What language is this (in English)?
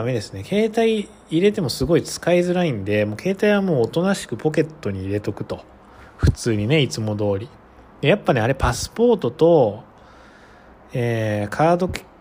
Japanese